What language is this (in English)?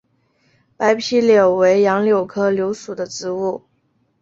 Chinese